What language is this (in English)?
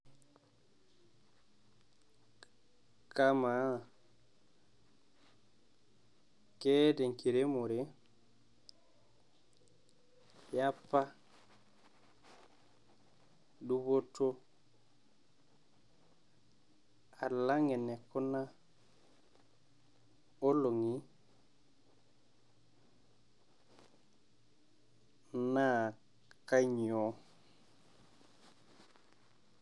Masai